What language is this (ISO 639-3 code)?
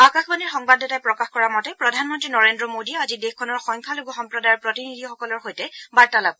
asm